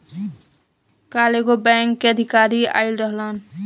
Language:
Bhojpuri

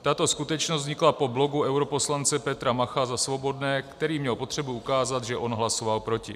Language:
Czech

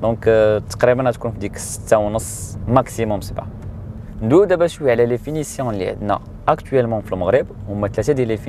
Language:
Arabic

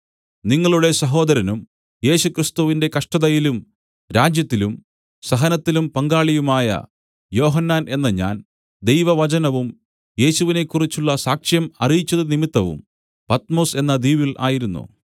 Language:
Malayalam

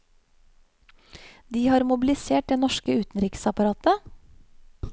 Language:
Norwegian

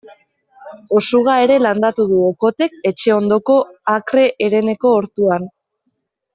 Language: Basque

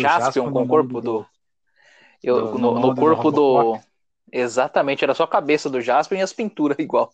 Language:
Portuguese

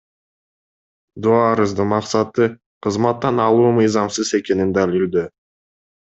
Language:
Kyrgyz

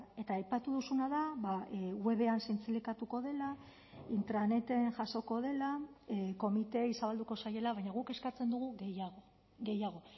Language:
Basque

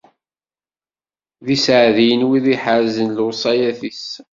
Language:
Kabyle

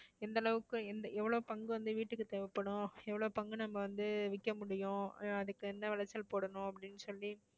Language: Tamil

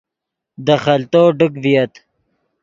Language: Yidgha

